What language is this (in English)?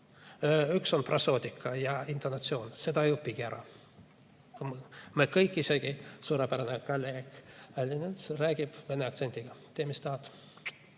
Estonian